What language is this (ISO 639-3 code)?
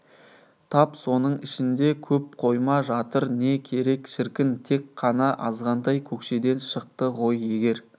kaz